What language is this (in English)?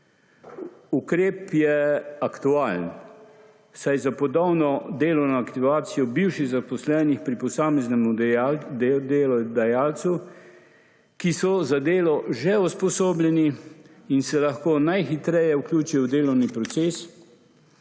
Slovenian